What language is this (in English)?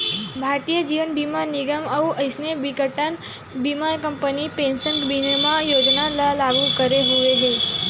Chhattisgarhi